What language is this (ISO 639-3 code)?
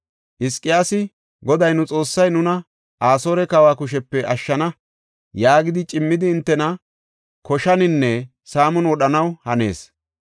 gof